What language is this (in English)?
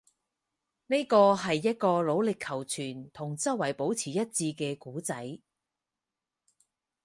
Cantonese